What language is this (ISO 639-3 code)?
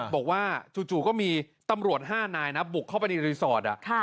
tha